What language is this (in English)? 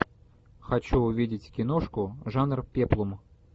Russian